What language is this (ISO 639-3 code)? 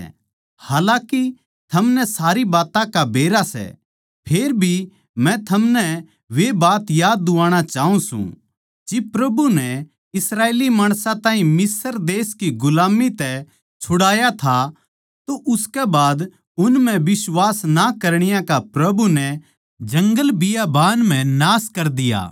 bgc